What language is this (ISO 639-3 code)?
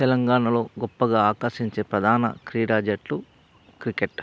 tel